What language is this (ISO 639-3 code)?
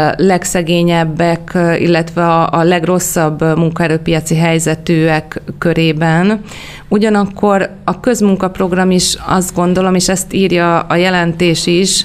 hun